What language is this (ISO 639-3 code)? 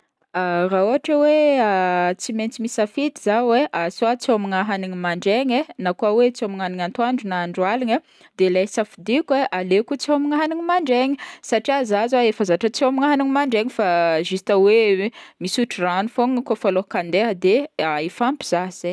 bmm